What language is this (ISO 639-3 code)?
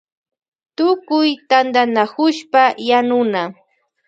qvj